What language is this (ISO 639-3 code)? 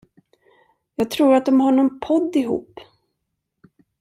swe